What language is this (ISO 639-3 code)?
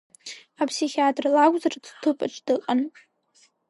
abk